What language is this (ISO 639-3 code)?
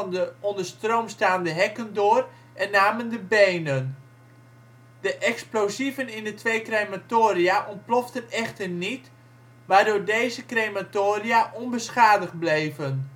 nld